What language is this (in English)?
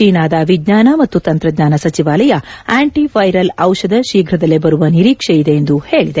Kannada